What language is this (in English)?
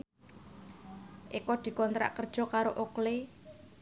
Javanese